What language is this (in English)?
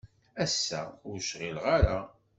Kabyle